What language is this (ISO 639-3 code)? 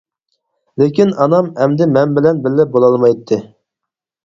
uig